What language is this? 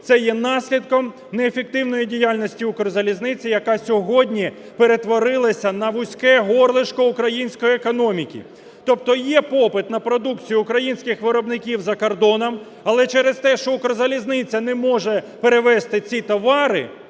Ukrainian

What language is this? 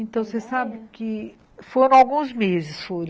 Portuguese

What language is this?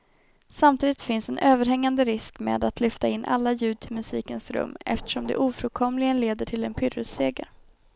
Swedish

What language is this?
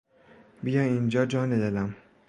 Persian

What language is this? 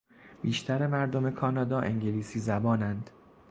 Persian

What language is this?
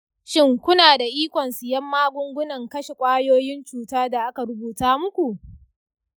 Hausa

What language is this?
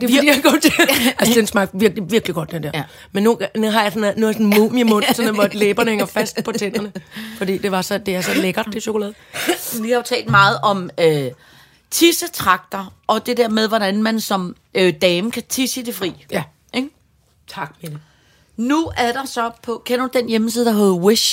Danish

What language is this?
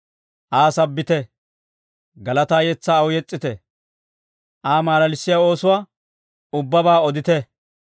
Dawro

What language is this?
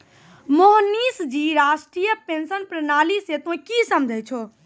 Maithili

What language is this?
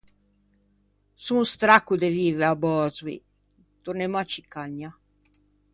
Ligurian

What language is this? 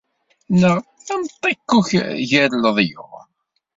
Kabyle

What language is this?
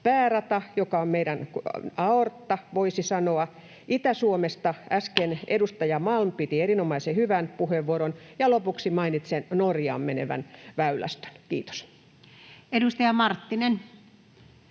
Finnish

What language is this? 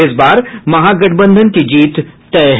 Hindi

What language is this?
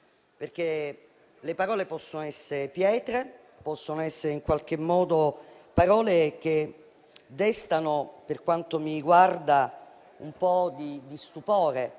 Italian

